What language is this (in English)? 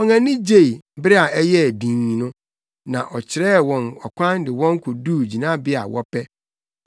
Akan